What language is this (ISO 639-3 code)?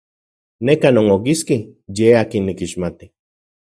ncx